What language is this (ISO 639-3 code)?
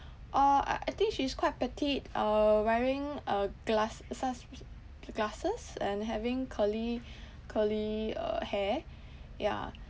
eng